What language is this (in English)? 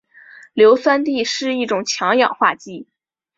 Chinese